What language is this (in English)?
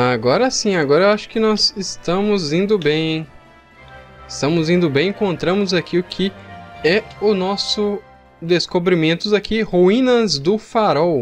Portuguese